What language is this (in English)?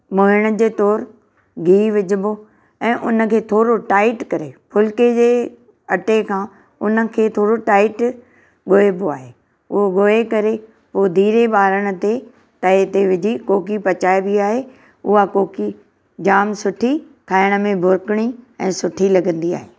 Sindhi